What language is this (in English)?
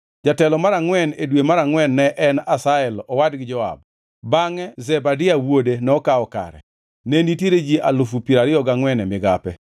Luo (Kenya and Tanzania)